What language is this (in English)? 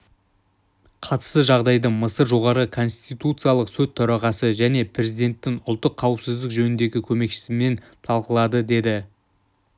Kazakh